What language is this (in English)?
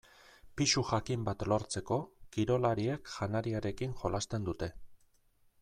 Basque